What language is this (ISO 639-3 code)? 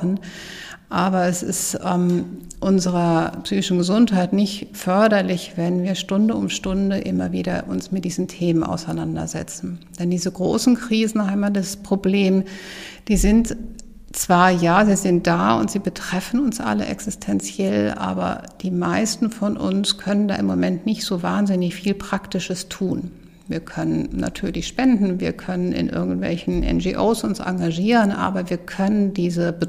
deu